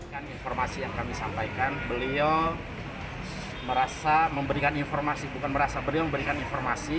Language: Indonesian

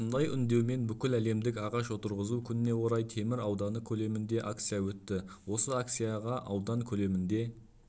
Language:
Kazakh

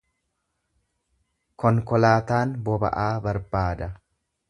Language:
Oromo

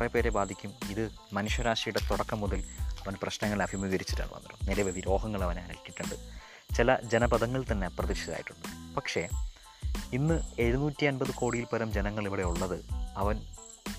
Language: Malayalam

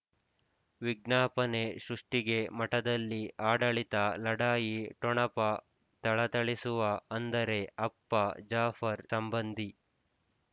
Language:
Kannada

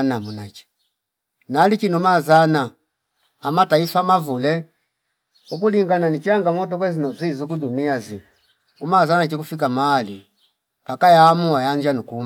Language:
Fipa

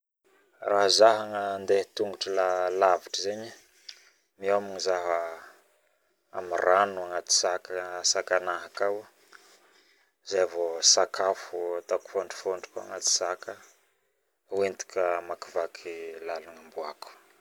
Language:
Northern Betsimisaraka Malagasy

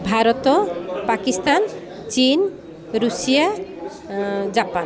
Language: Odia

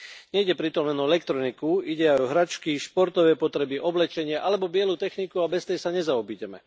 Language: Slovak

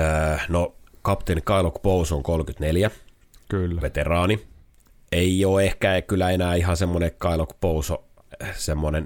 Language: Finnish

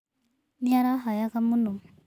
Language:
Kikuyu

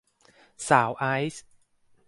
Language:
Thai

